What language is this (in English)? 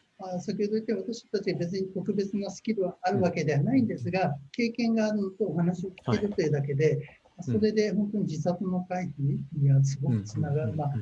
Japanese